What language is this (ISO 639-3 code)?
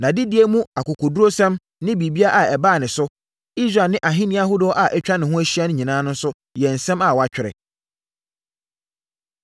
aka